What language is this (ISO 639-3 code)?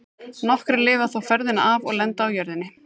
isl